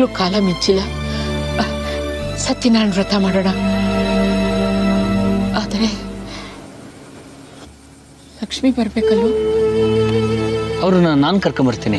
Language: Arabic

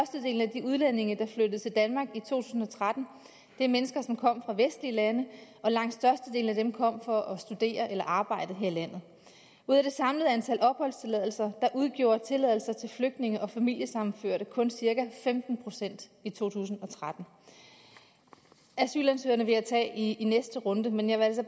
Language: Danish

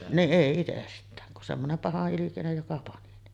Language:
Finnish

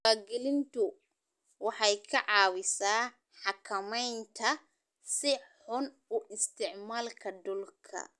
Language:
Somali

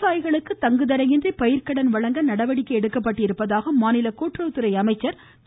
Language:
Tamil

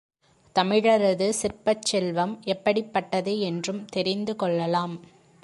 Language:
Tamil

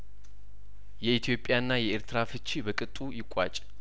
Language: Amharic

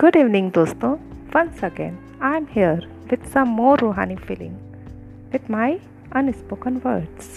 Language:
Hindi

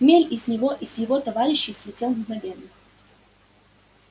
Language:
Russian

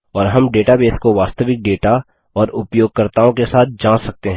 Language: Hindi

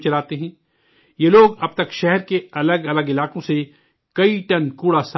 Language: Urdu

